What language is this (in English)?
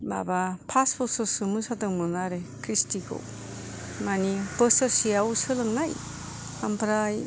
Bodo